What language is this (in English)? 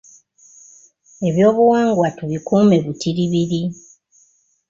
Ganda